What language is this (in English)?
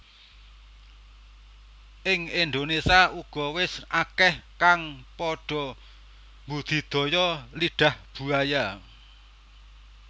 Javanese